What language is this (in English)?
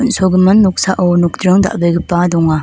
Garo